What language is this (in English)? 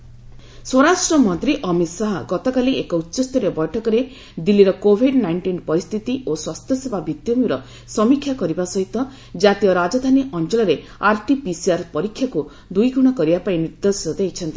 Odia